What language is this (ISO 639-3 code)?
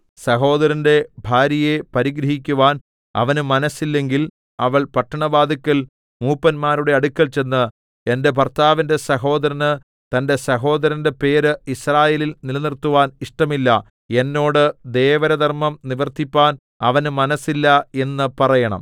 mal